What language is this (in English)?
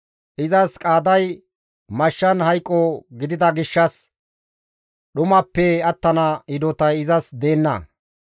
Gamo